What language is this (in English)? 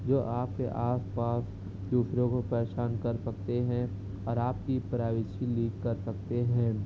Urdu